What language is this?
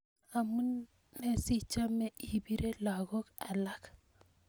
Kalenjin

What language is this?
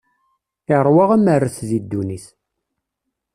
Kabyle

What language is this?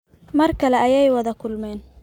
Somali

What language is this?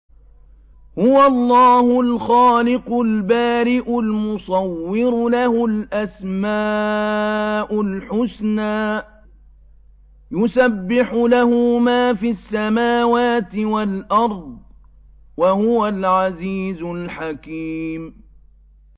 Arabic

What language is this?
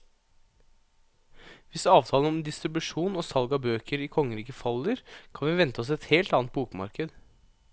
Norwegian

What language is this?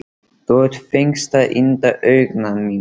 Icelandic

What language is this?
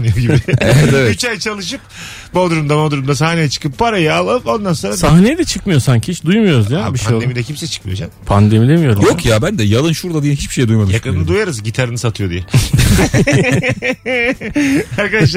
Turkish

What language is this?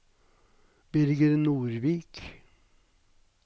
Norwegian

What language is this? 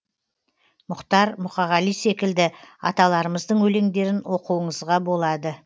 Kazakh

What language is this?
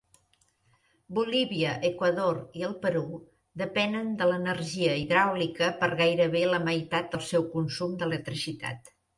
Catalan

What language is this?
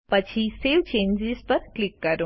Gujarati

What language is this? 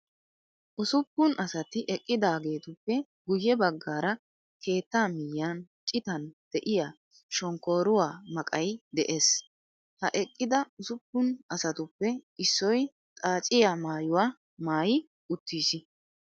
Wolaytta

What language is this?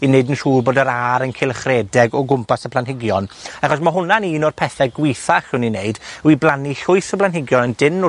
Welsh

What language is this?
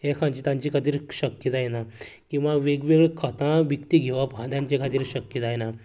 Konkani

